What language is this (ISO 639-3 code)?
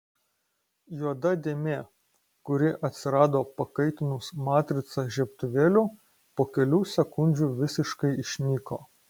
lit